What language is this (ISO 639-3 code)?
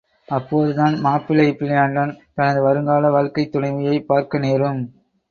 tam